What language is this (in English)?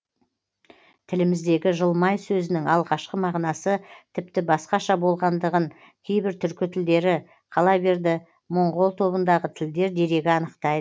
Kazakh